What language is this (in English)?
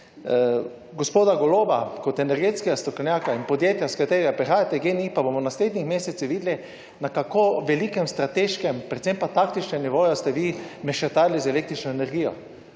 Slovenian